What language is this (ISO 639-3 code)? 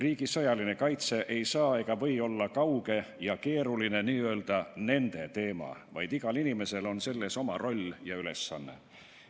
est